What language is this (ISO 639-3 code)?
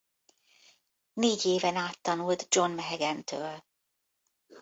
hun